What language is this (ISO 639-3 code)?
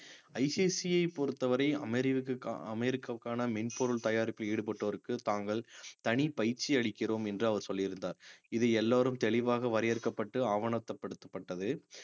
tam